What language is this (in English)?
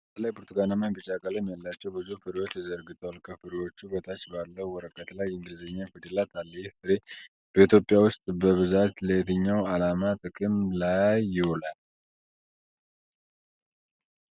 Amharic